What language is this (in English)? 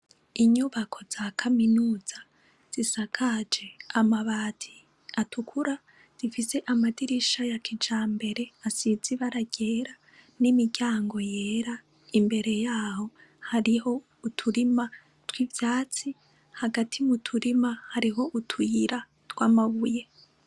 Rundi